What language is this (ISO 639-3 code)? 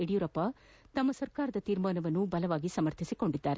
kan